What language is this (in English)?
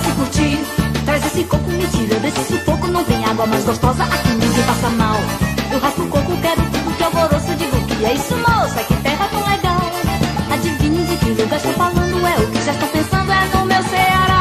Portuguese